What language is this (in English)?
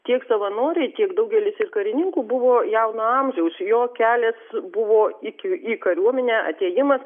Lithuanian